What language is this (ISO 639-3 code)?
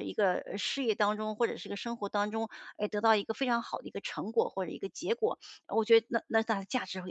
zho